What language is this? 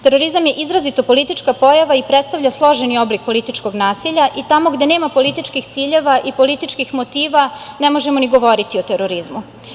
Serbian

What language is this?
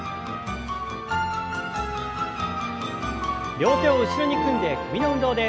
Japanese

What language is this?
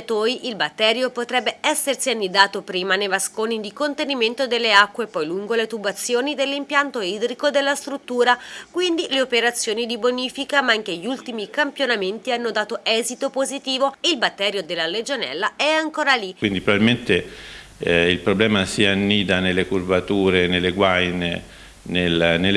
Italian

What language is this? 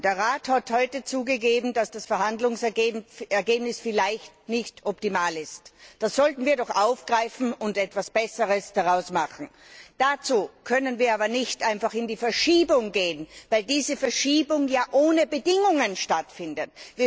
German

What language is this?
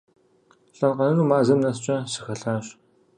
Kabardian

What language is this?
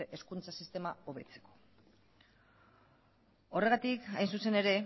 Basque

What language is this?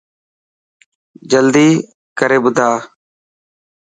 Dhatki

